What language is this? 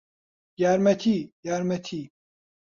Central Kurdish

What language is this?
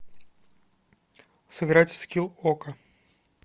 Russian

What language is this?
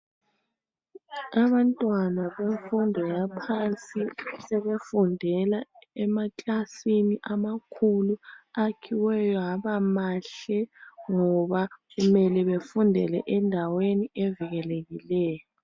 North Ndebele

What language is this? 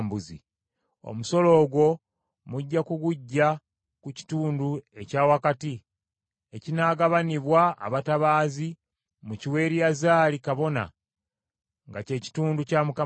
Ganda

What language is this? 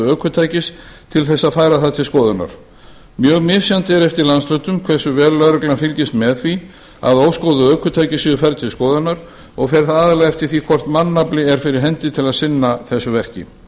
Icelandic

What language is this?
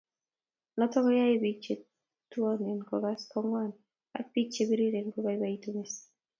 Kalenjin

